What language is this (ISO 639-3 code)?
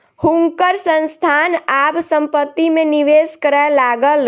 mai